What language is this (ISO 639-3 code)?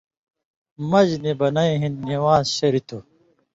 mvy